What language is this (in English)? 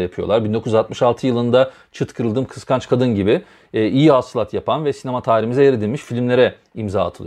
Turkish